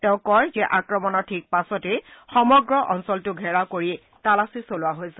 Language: Assamese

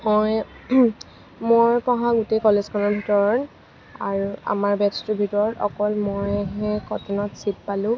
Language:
Assamese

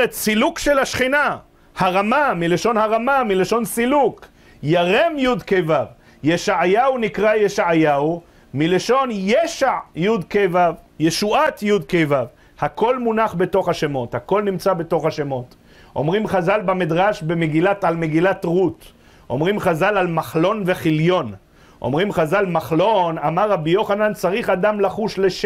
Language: Hebrew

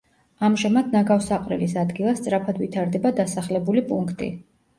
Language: Georgian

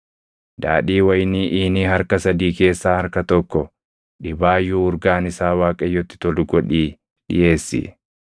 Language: Oromo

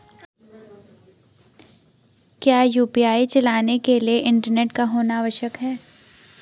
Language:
Hindi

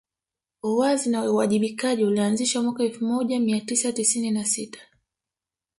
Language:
Swahili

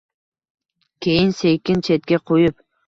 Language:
Uzbek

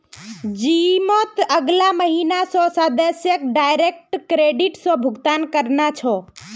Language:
Magahi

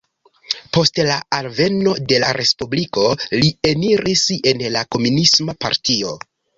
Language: Esperanto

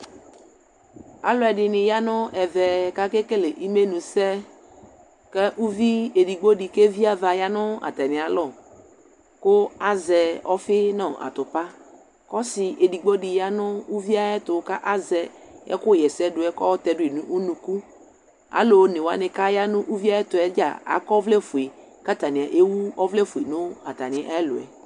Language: Ikposo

